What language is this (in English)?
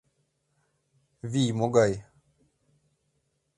Mari